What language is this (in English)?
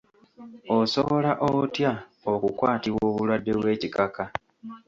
Ganda